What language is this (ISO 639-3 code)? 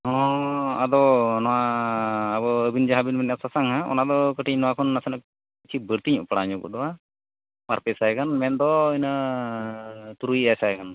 sat